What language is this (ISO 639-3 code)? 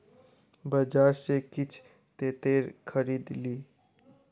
mai